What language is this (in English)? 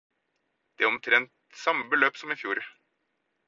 Norwegian Bokmål